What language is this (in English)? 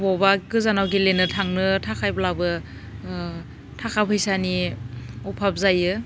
Bodo